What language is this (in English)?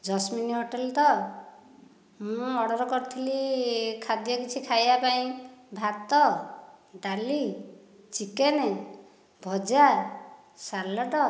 Odia